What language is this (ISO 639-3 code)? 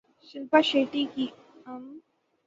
urd